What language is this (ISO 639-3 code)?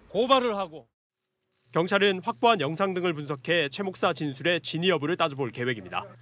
kor